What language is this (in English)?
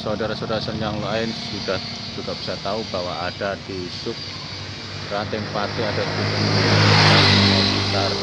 Indonesian